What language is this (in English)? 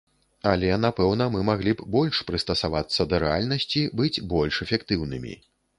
Belarusian